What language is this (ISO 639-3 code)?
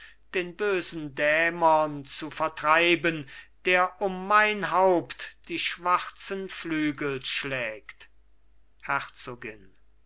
deu